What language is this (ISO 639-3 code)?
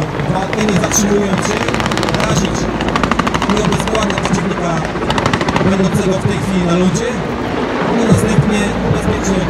pol